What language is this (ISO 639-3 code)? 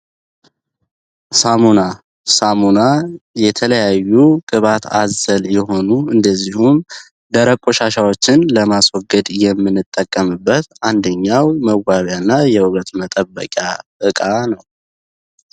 amh